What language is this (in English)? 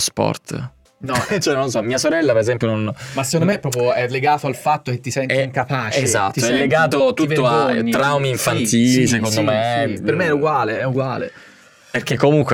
Italian